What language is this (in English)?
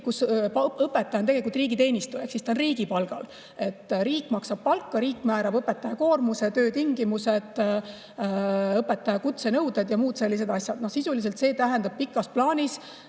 Estonian